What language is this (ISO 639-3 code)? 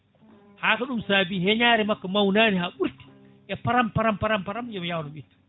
ful